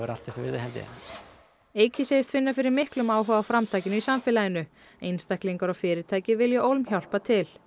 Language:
Icelandic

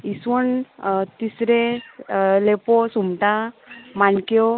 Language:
Konkani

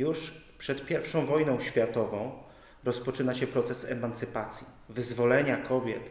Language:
Polish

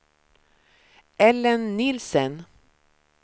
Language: Swedish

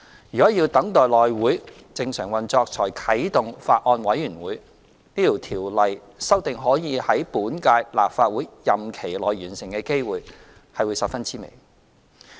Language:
Cantonese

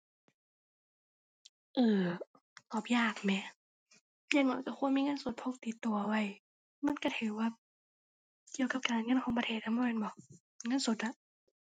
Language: Thai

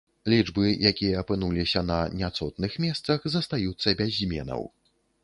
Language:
Belarusian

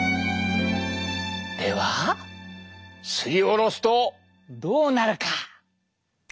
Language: Japanese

